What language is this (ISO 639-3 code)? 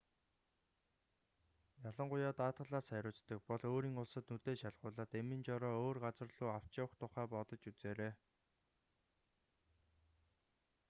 mon